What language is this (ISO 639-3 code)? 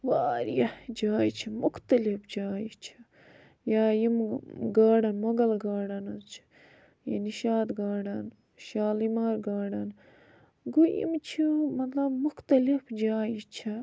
kas